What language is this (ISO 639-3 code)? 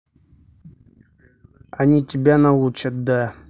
rus